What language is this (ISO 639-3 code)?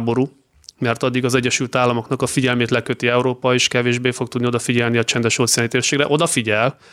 hun